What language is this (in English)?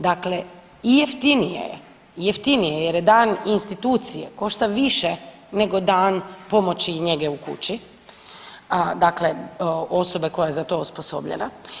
Croatian